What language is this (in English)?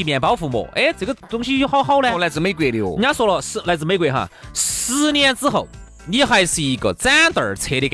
Chinese